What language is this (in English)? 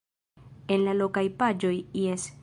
Esperanto